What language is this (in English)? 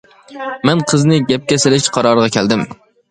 Uyghur